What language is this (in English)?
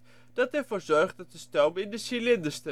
Dutch